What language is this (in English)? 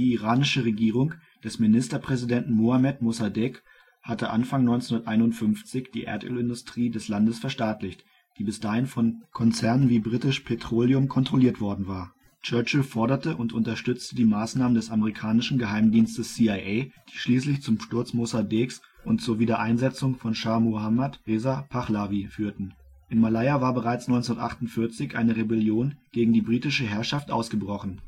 German